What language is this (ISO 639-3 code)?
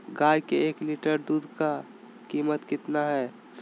mag